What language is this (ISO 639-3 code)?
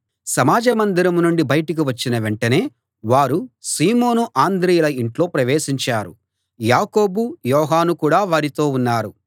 tel